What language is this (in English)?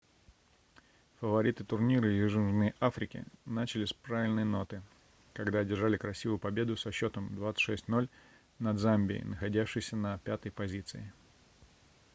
Russian